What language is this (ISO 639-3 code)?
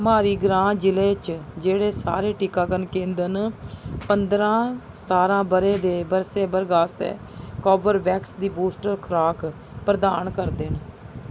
doi